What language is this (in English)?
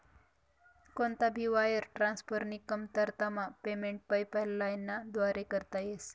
Marathi